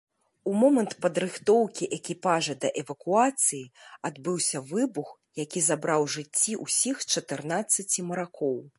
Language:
Belarusian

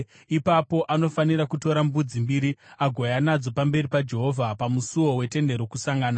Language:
Shona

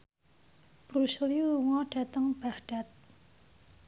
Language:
Javanese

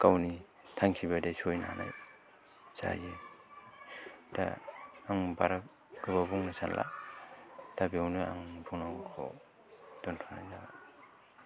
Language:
Bodo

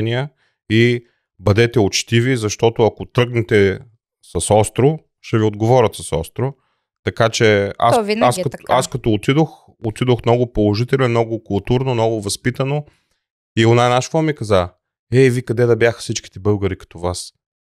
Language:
Bulgarian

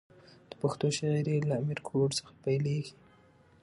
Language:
Pashto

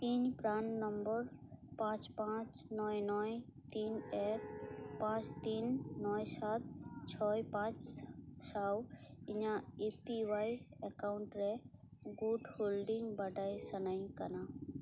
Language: Santali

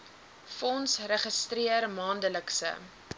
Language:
Afrikaans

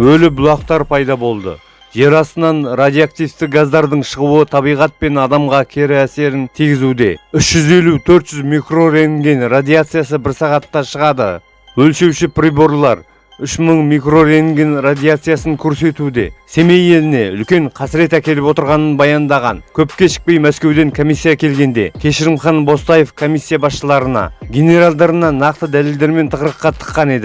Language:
Kazakh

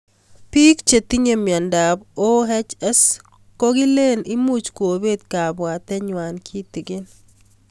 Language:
Kalenjin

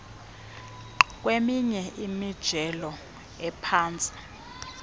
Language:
Xhosa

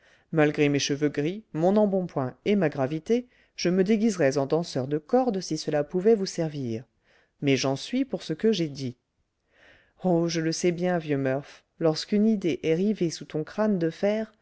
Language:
French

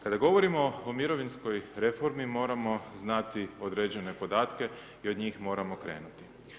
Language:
Croatian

